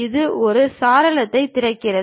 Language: Tamil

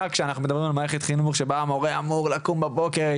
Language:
Hebrew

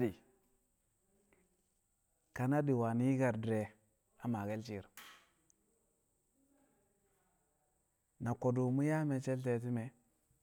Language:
Kamo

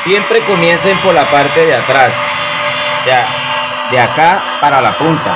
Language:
Spanish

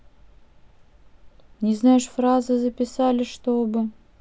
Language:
Russian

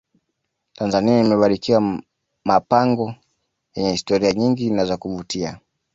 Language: Swahili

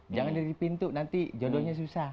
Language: Indonesian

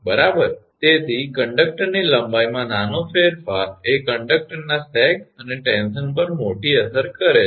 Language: Gujarati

